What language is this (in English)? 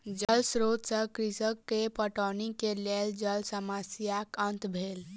Maithili